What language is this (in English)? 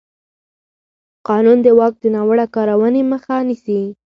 Pashto